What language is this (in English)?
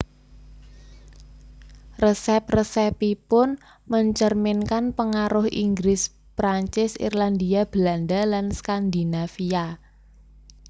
Javanese